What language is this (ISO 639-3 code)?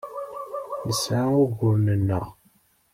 kab